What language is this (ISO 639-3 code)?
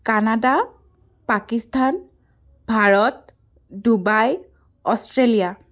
asm